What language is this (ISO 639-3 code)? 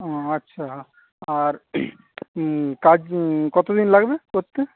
ben